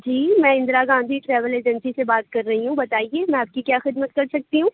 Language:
Urdu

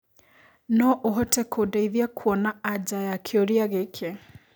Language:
Kikuyu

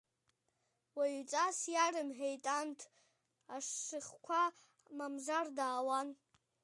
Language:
Abkhazian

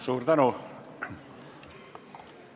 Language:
Estonian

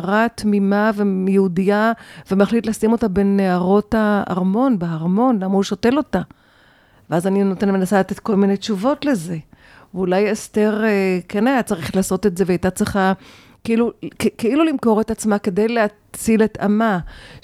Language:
Hebrew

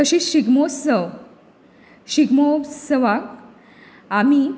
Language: Konkani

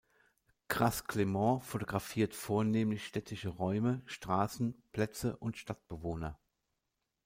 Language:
German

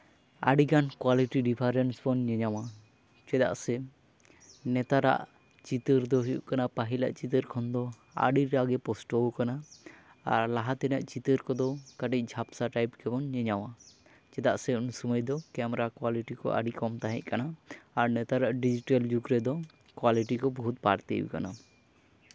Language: Santali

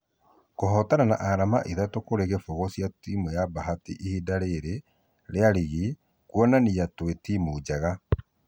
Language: Kikuyu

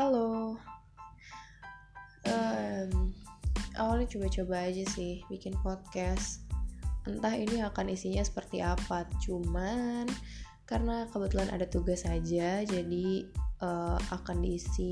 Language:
Indonesian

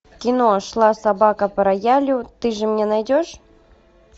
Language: Russian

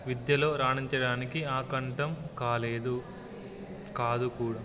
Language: Telugu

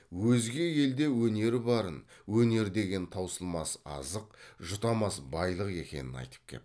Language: Kazakh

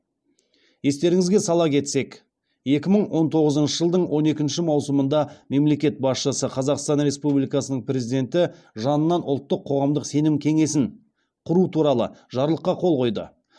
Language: Kazakh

